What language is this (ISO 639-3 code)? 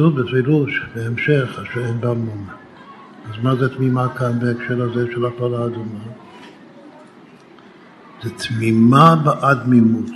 heb